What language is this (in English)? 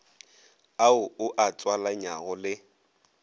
Northern Sotho